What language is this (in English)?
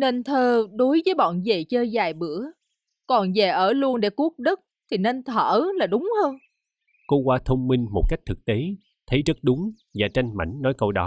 Vietnamese